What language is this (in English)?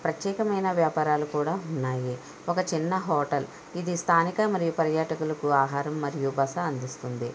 Telugu